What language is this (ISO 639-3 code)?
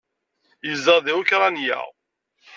kab